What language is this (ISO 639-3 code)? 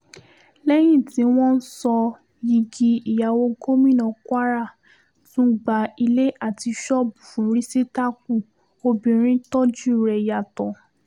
yor